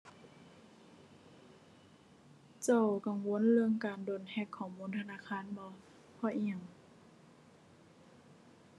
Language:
Thai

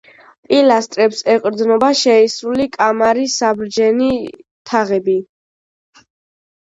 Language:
Georgian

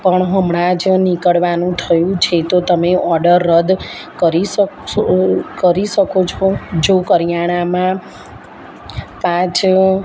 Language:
Gujarati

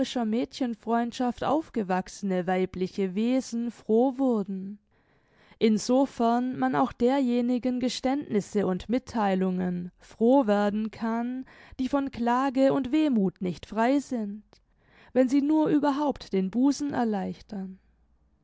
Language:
German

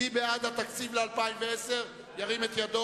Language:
Hebrew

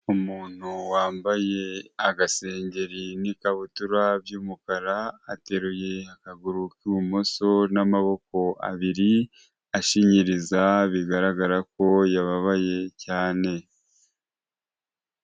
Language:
Kinyarwanda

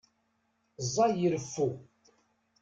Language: Kabyle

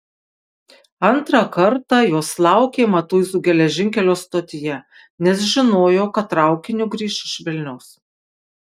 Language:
Lithuanian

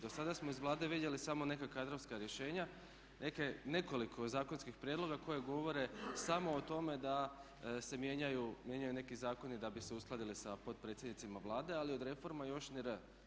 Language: Croatian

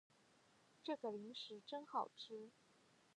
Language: Chinese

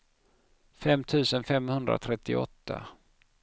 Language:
Swedish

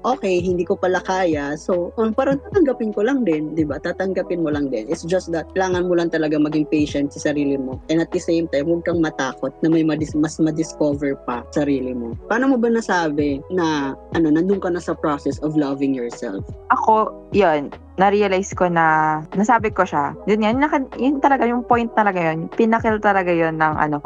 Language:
Filipino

